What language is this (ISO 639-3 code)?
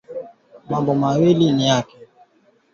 swa